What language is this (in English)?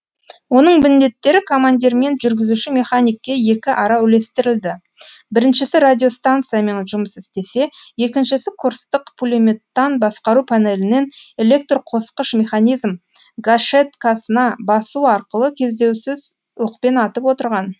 Kazakh